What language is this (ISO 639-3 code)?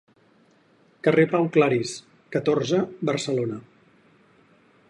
cat